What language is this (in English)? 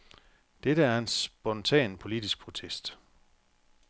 Danish